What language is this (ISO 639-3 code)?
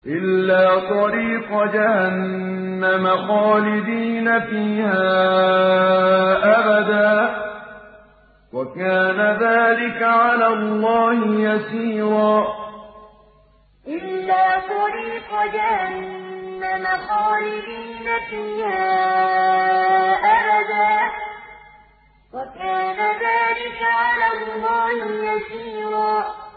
ara